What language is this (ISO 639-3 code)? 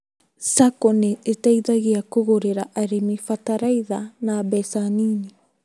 kik